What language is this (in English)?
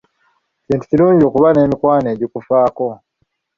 Ganda